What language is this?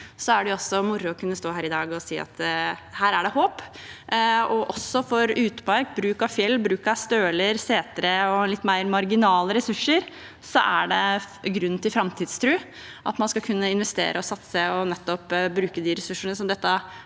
Norwegian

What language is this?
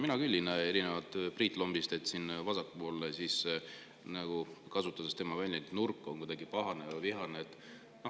Estonian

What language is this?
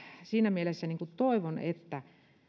Finnish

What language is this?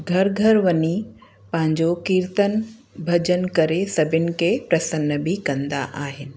Sindhi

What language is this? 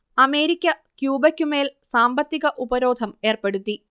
Malayalam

